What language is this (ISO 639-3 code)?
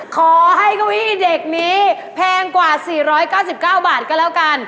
tha